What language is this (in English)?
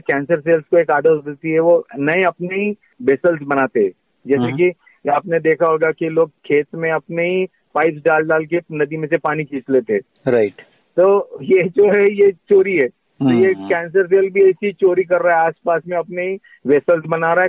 Hindi